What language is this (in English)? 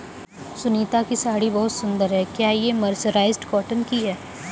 Hindi